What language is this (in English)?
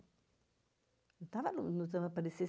Portuguese